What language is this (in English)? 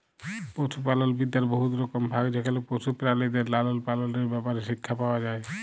Bangla